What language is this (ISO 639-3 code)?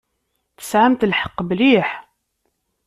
kab